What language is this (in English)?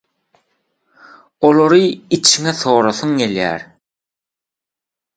Turkmen